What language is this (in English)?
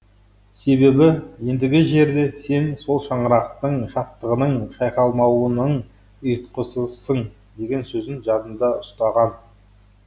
Kazakh